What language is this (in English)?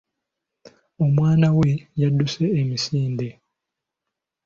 Ganda